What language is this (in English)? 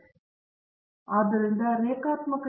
Kannada